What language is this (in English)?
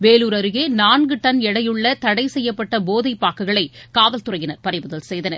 Tamil